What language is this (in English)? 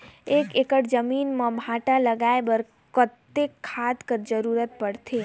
Chhattisgarhi